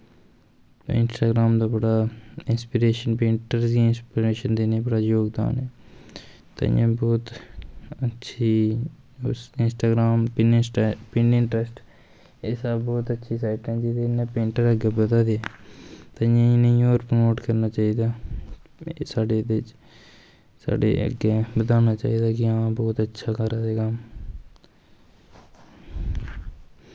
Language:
Dogri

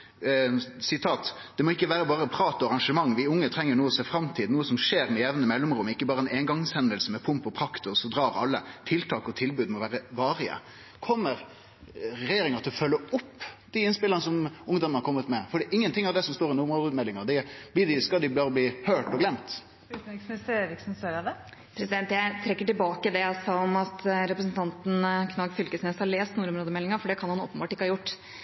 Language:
Norwegian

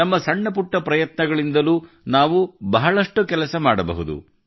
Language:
Kannada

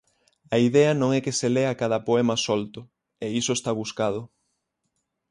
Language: Galician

